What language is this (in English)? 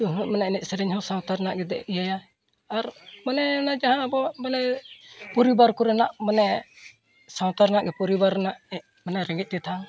Santali